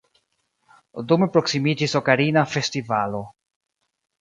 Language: Esperanto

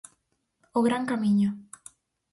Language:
Galician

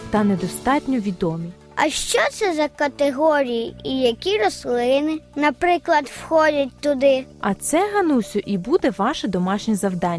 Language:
Ukrainian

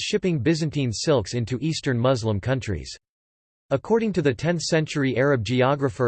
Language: English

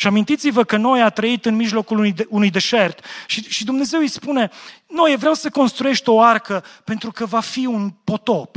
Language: Romanian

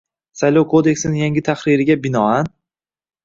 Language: Uzbek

